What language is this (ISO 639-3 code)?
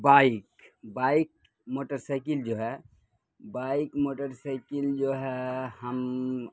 urd